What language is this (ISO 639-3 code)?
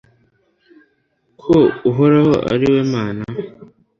kin